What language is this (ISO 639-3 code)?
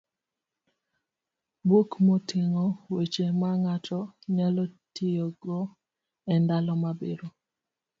luo